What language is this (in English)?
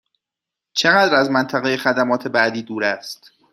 Persian